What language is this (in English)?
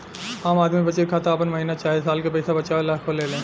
Bhojpuri